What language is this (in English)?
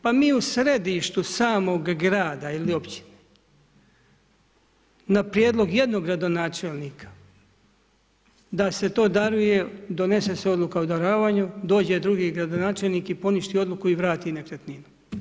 Croatian